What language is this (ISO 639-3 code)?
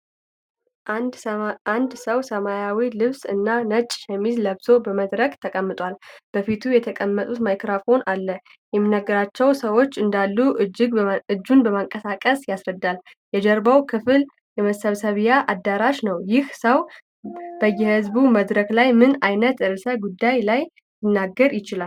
amh